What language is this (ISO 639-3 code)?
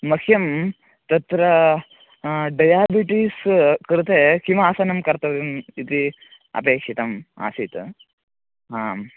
san